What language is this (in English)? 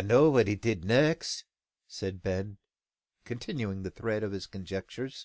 English